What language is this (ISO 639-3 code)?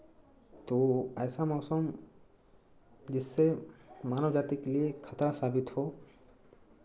hin